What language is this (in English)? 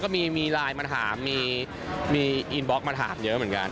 Thai